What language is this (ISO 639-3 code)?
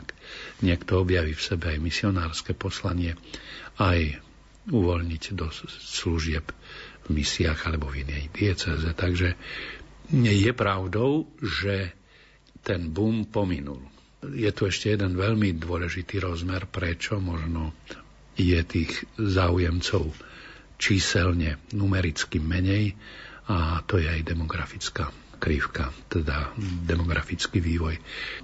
slk